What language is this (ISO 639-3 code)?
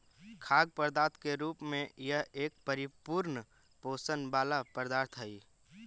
mag